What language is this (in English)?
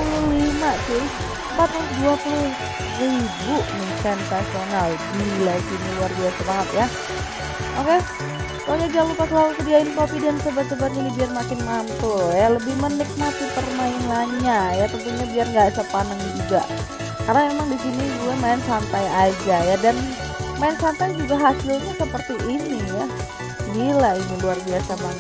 Indonesian